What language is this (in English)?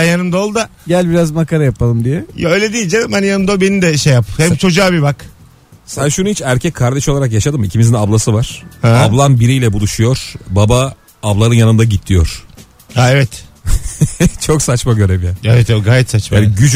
Turkish